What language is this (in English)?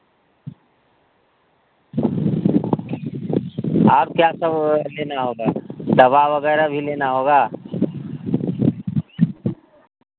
Hindi